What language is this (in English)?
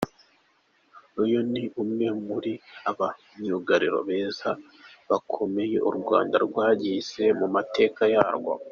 Kinyarwanda